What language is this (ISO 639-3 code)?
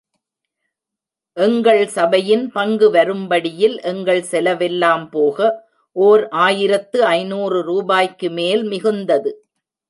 tam